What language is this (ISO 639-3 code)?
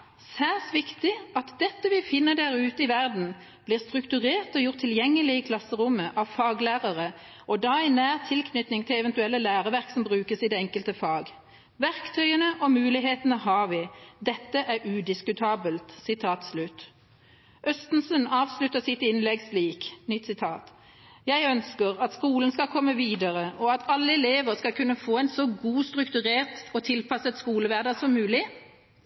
nob